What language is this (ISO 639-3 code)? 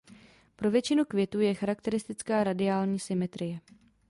ces